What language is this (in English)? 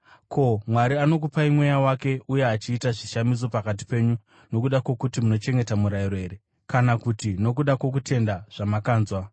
Shona